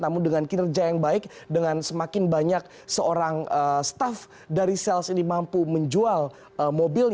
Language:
Indonesian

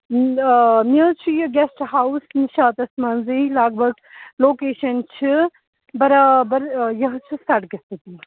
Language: Kashmiri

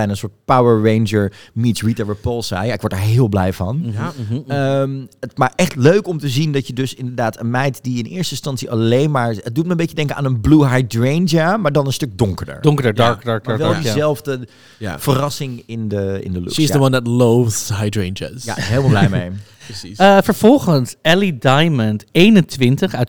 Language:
Dutch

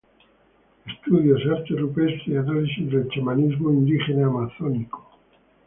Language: Spanish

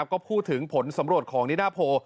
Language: Thai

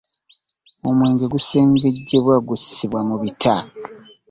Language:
Ganda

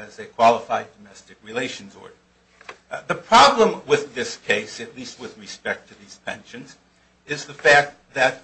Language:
English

